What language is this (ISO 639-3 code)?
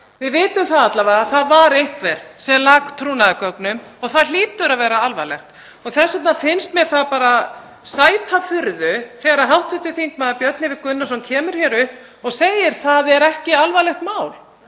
isl